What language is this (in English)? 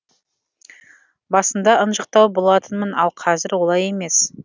Kazakh